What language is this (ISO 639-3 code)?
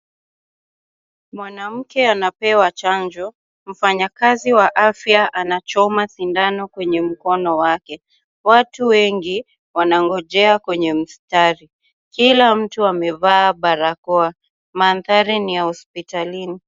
swa